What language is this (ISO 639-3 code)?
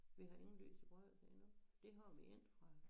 dan